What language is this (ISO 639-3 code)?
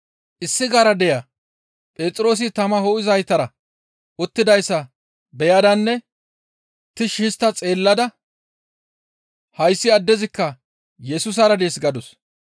gmv